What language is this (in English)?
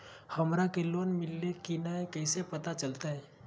Magahi